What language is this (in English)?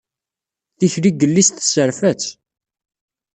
Kabyle